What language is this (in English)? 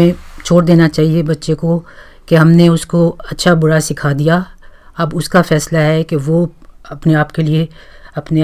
Hindi